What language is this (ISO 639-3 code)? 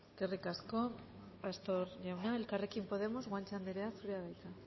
eus